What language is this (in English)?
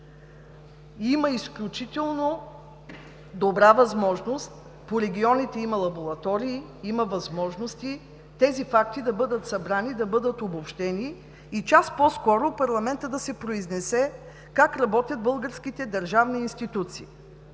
Bulgarian